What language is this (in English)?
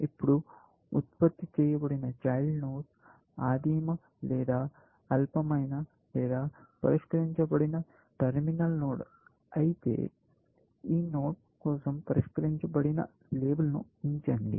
Telugu